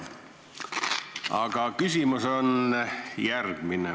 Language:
Estonian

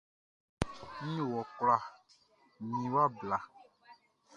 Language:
Baoulé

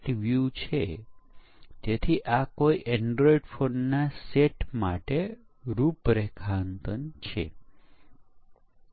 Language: Gujarati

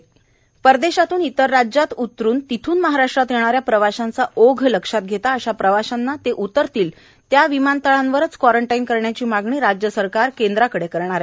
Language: Marathi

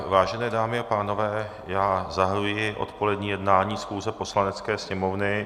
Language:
Czech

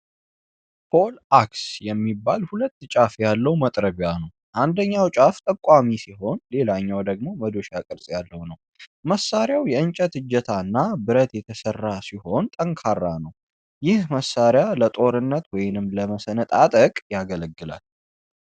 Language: Amharic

